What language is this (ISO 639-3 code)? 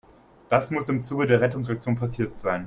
deu